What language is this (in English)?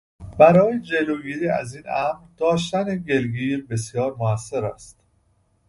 Persian